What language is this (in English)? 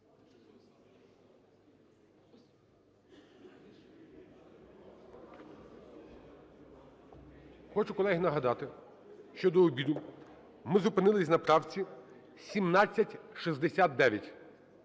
Ukrainian